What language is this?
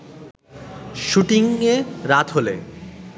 Bangla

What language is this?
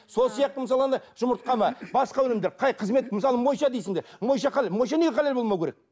Kazakh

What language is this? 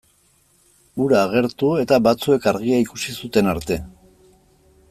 Basque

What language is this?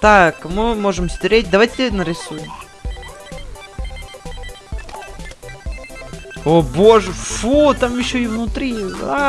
Russian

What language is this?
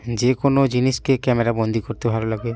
Bangla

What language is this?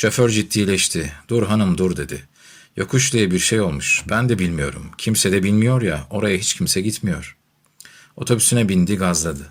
Turkish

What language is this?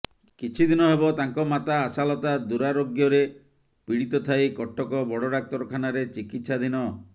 Odia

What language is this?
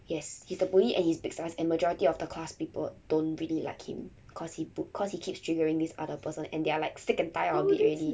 English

